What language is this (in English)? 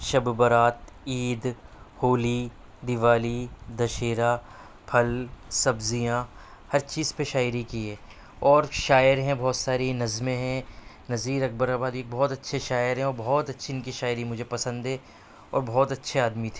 Urdu